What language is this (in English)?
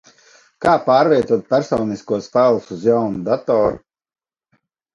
Latvian